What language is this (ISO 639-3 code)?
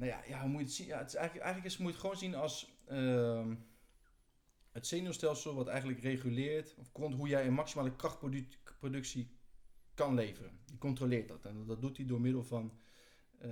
nld